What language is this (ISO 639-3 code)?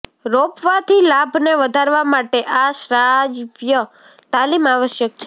guj